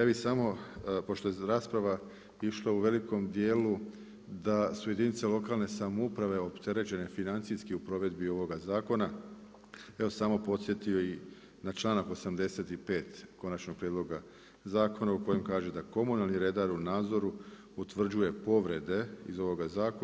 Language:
Croatian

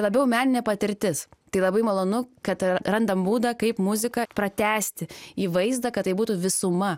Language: Lithuanian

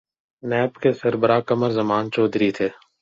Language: Urdu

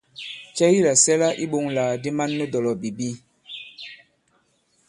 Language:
Bankon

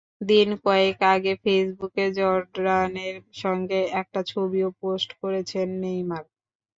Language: Bangla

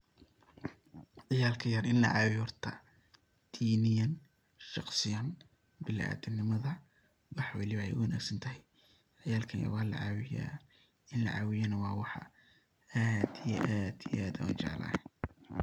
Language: Somali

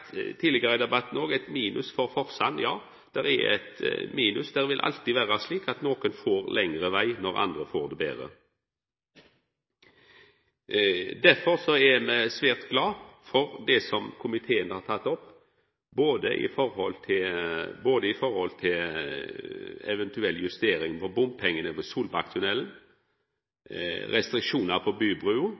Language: Norwegian Nynorsk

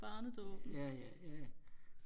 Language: Danish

